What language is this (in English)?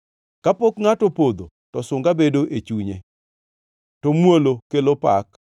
Luo (Kenya and Tanzania)